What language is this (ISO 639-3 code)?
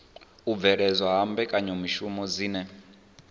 ven